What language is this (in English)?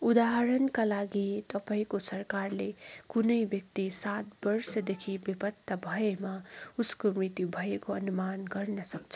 Nepali